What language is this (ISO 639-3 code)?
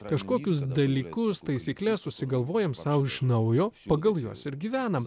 lit